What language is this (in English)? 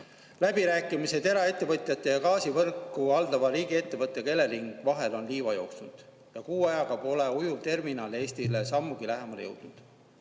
Estonian